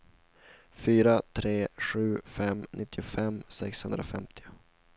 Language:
Swedish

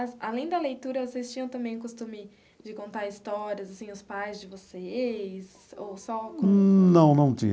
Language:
Portuguese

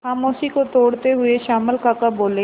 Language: Hindi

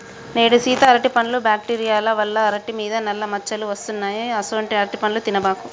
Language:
Telugu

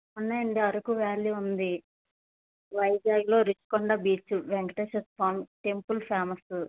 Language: Telugu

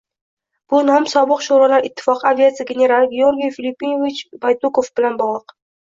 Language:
Uzbek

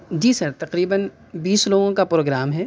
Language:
Urdu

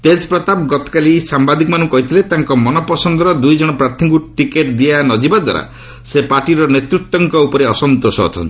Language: Odia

